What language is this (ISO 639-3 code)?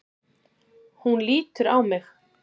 isl